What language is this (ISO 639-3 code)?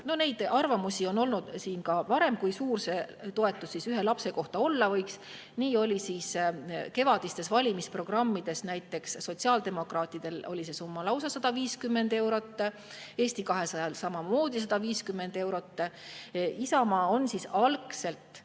est